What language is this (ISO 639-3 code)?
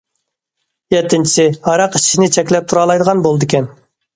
uig